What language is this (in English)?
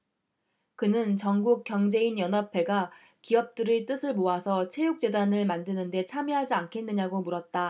Korean